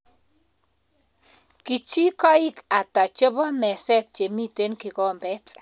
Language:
Kalenjin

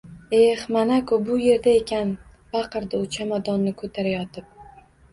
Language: Uzbek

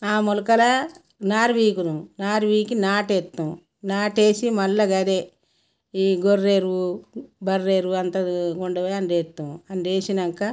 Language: Telugu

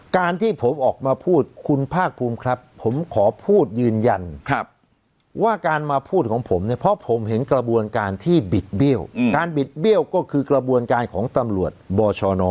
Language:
Thai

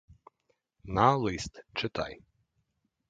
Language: Ukrainian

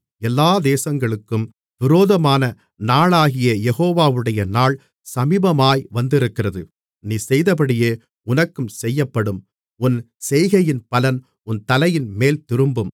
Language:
Tamil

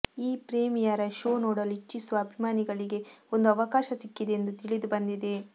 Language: Kannada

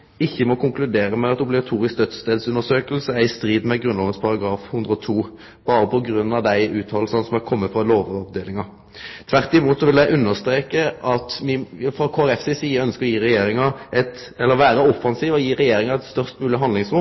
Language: Norwegian Nynorsk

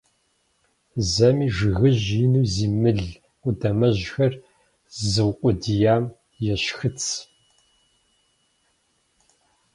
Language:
Kabardian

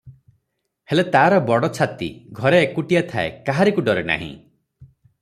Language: Odia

